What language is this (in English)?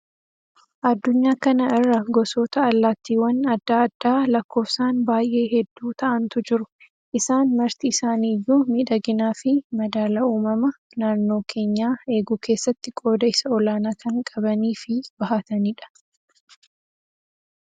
Oromo